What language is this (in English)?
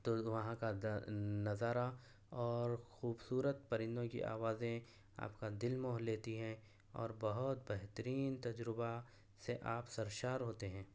Urdu